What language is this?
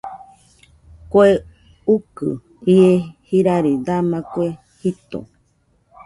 Nüpode Huitoto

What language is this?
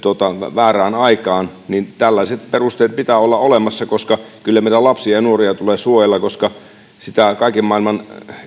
Finnish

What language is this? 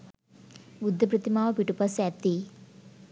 Sinhala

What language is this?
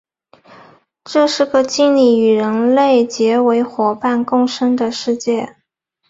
Chinese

